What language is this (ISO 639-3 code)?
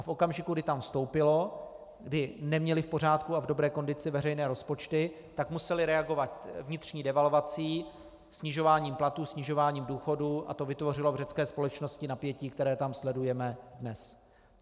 ces